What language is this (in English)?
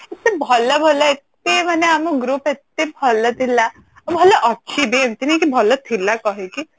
Odia